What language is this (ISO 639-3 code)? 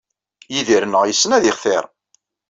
kab